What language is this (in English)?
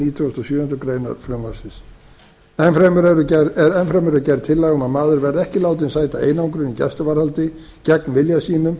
Icelandic